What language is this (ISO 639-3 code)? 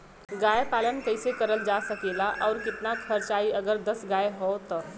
bho